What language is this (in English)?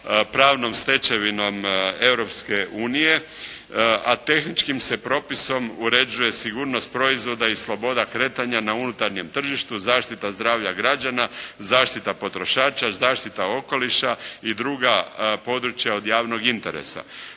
Croatian